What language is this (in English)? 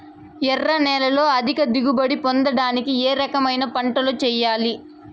Telugu